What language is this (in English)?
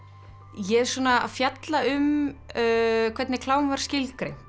Icelandic